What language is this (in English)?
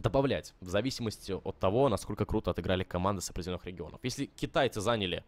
Russian